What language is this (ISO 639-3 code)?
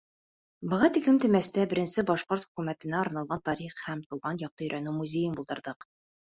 bak